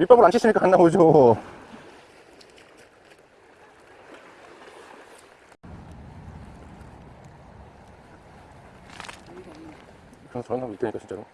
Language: Korean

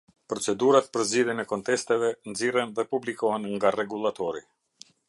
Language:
Albanian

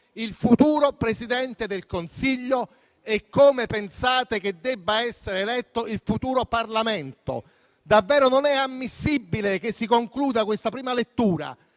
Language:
Italian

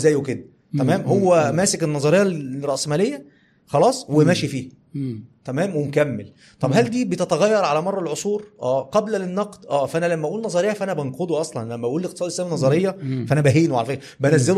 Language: Arabic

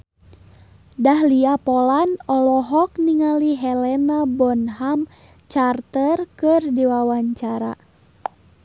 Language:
Sundanese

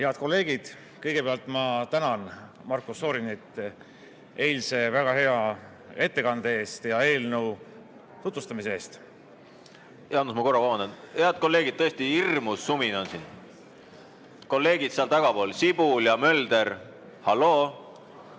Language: Estonian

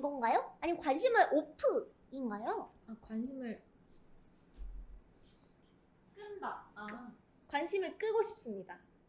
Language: Korean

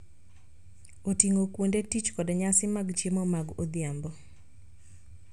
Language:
Luo (Kenya and Tanzania)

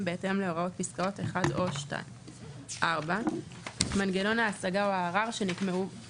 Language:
Hebrew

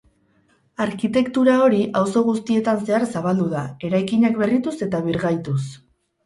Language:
Basque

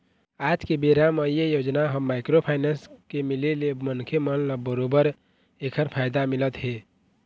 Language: Chhattisgarhi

